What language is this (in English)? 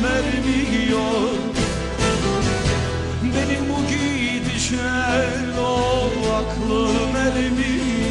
Turkish